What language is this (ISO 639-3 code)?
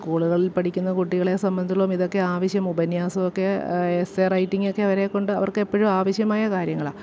mal